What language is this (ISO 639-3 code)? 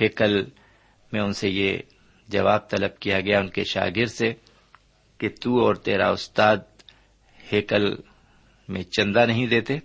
urd